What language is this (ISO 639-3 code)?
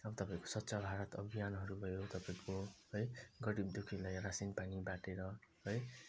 nep